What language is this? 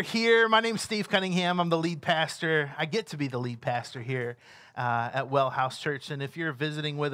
English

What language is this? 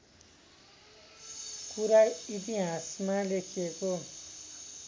Nepali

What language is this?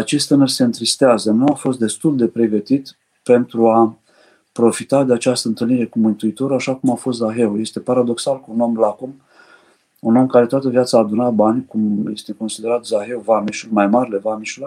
Romanian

